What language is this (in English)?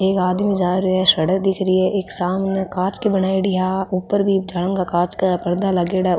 Rajasthani